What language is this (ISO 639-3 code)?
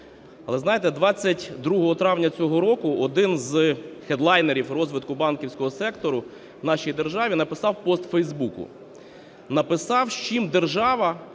ukr